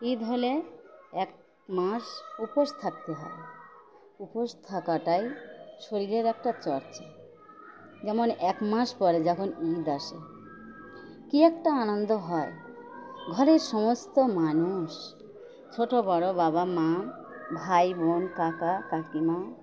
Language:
Bangla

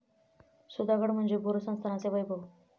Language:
Marathi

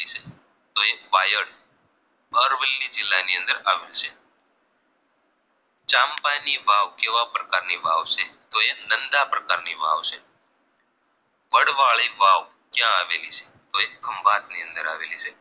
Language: Gujarati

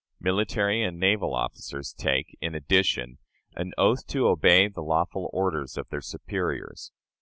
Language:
English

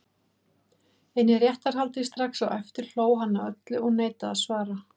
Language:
Icelandic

